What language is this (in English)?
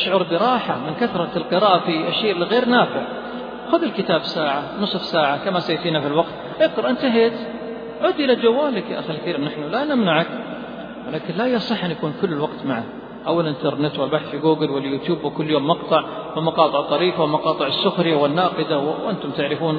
Arabic